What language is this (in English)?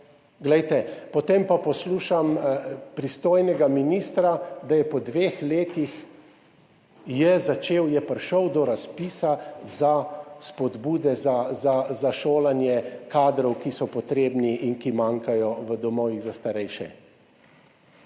Slovenian